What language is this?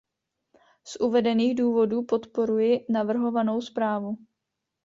Czech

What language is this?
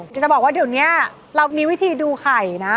Thai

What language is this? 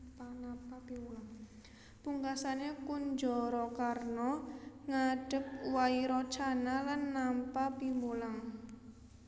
Javanese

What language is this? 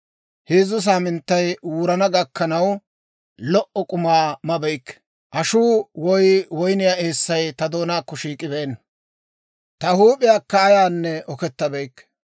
Dawro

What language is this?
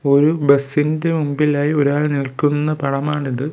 Malayalam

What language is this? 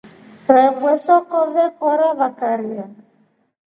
Rombo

